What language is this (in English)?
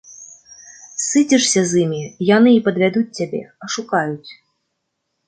Belarusian